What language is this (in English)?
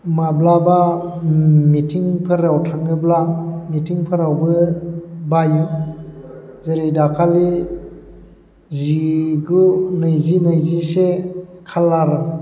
Bodo